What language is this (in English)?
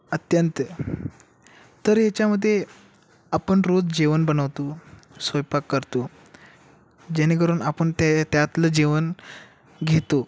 Marathi